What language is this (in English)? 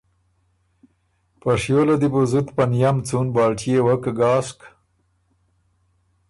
Ormuri